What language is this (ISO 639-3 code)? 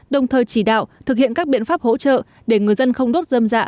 vie